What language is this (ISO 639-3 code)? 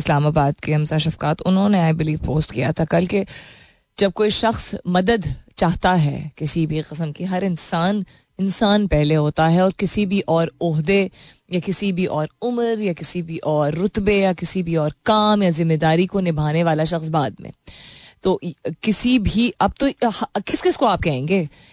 hin